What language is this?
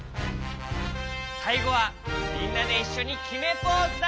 Japanese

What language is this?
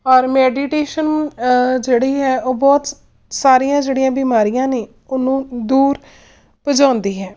Punjabi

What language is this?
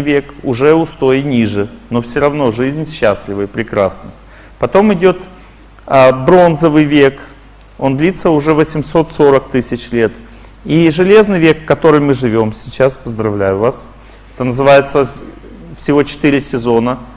Russian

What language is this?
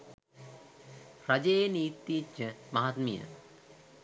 Sinhala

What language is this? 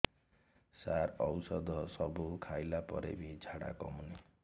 Odia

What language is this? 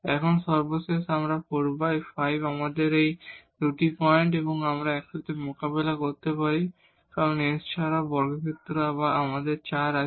Bangla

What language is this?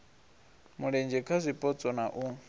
Venda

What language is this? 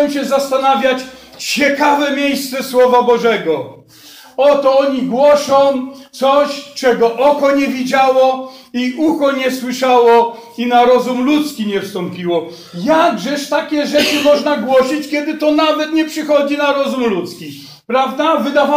Polish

